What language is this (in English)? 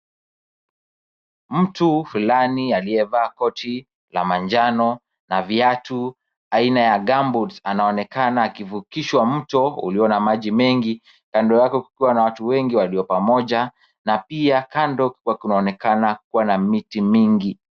Swahili